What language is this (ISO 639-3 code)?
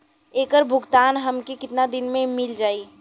bho